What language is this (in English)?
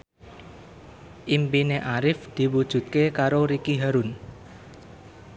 Javanese